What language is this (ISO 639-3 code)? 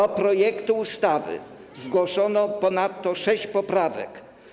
pol